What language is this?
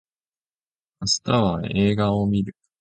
Japanese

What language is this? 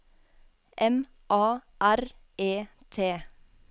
Norwegian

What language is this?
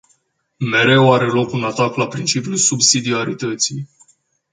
Romanian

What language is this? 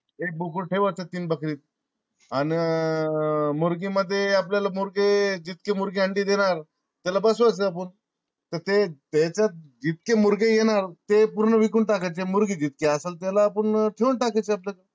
Marathi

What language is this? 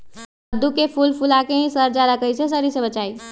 Magahi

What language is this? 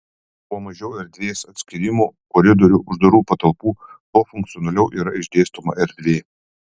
Lithuanian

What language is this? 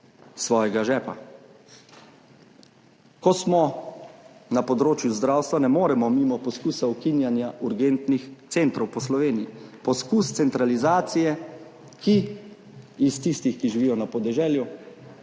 Slovenian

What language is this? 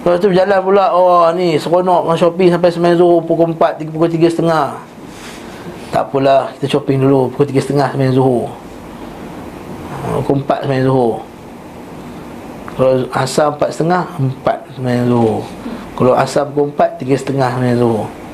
Malay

